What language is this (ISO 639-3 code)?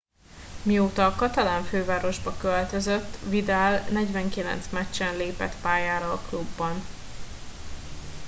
hun